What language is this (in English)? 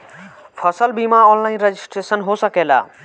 Bhojpuri